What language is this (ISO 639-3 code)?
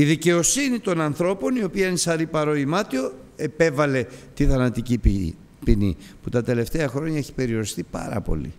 ell